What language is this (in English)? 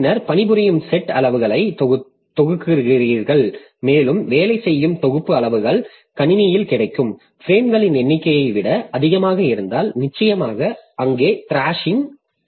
Tamil